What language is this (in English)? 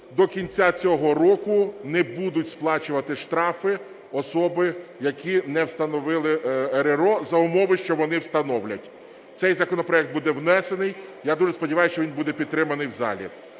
Ukrainian